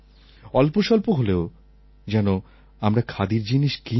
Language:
Bangla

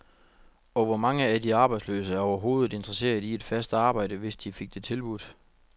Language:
Danish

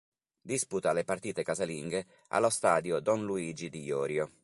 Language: Italian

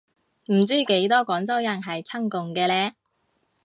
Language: Cantonese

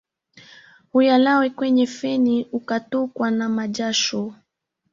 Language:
Swahili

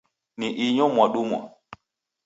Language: Taita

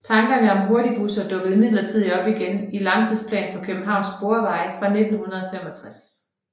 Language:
Danish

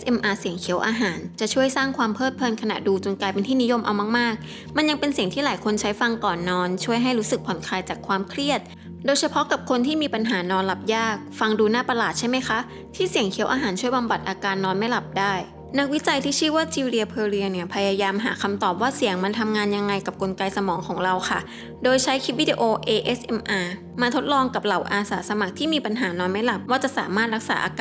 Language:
Thai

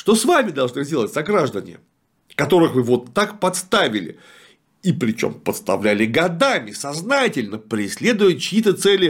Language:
Russian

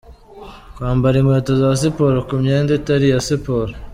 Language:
Kinyarwanda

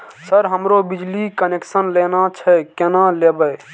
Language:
Maithili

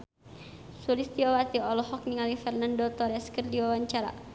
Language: Sundanese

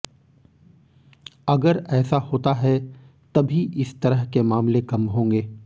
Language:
Hindi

